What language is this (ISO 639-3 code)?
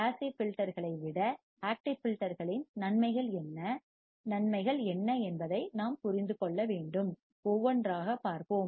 tam